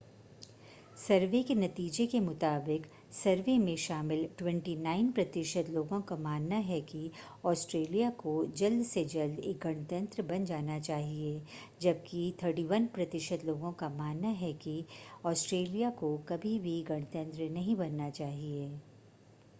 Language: Hindi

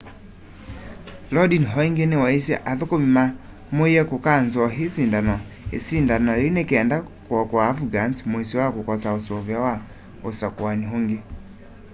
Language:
Kamba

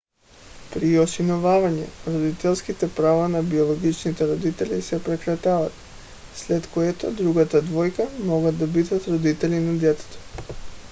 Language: Bulgarian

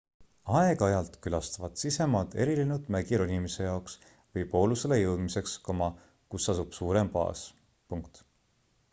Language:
Estonian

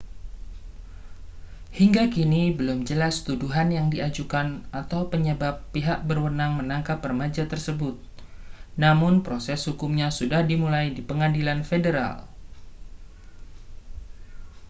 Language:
Indonesian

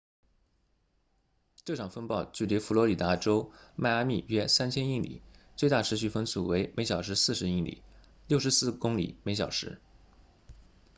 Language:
Chinese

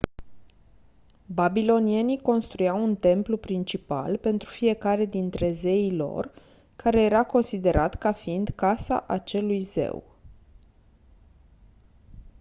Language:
Romanian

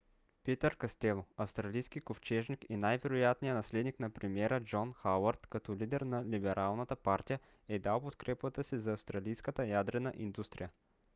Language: Bulgarian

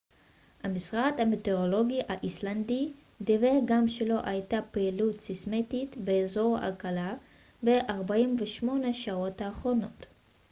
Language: Hebrew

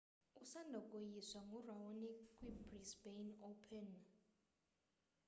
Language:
Xhosa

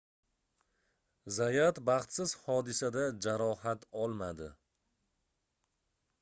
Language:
Uzbek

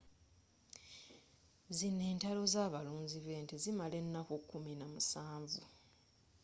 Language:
Ganda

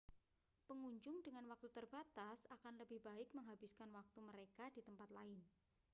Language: Indonesian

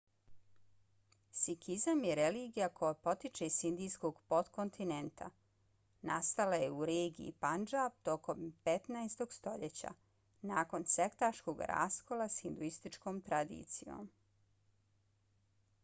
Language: Bosnian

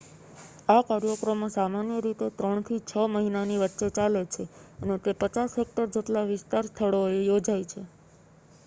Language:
Gujarati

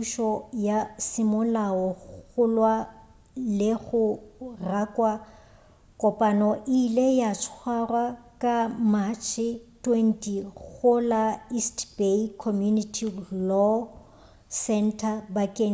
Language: Northern Sotho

